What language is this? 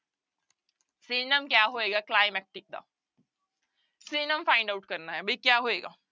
Punjabi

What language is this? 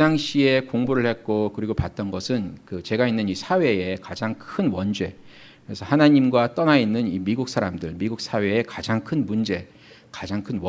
Korean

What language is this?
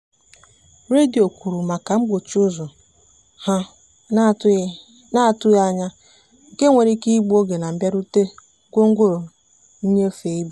Igbo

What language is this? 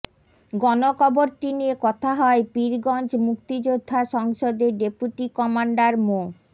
Bangla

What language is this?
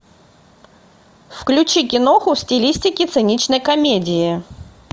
Russian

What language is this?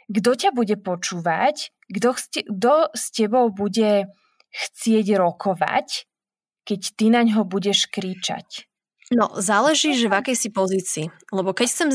Slovak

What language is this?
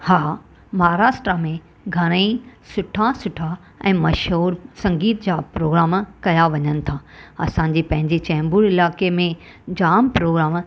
Sindhi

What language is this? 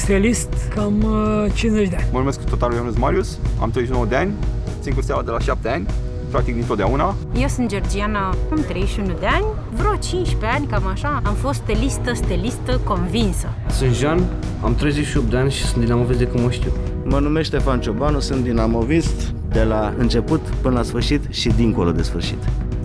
Romanian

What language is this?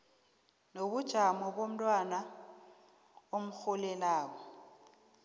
South Ndebele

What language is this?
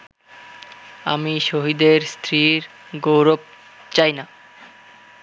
Bangla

